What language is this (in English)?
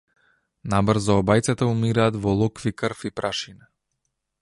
Macedonian